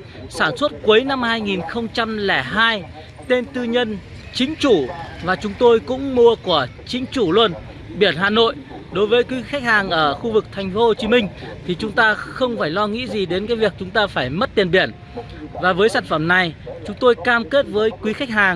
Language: Vietnamese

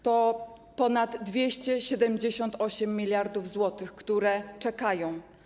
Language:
Polish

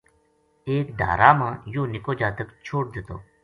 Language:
Gujari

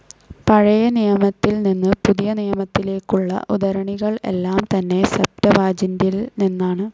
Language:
Malayalam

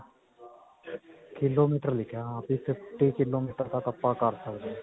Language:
Punjabi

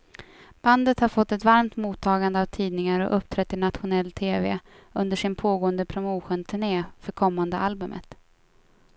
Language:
Swedish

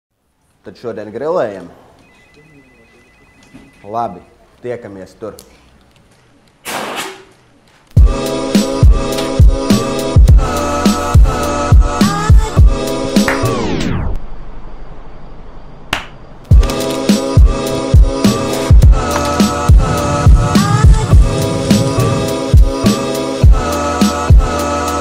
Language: Latvian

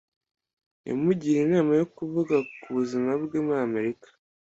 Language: Kinyarwanda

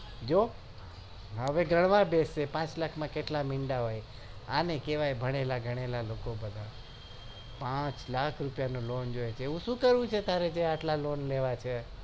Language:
Gujarati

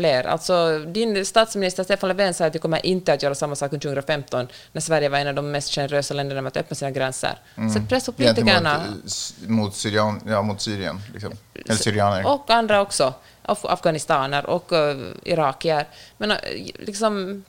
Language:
Swedish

